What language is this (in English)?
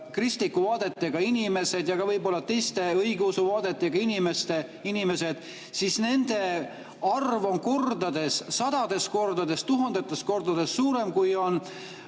Estonian